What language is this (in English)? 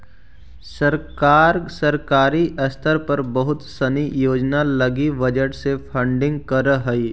Magahi